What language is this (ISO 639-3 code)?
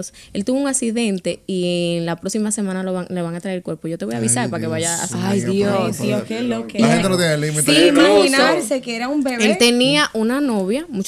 spa